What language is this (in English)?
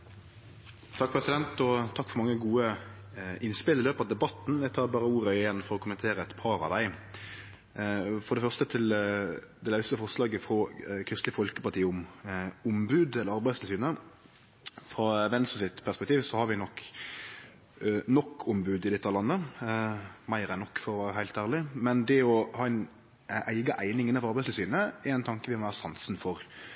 Norwegian Nynorsk